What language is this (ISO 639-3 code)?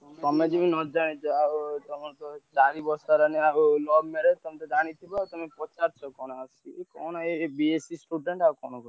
ori